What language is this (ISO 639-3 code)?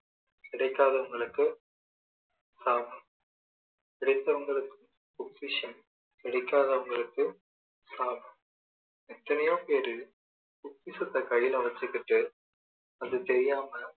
tam